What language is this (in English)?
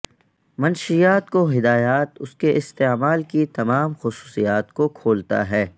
Urdu